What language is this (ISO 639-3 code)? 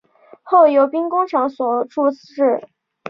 zho